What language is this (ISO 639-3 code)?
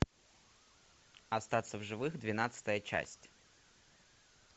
rus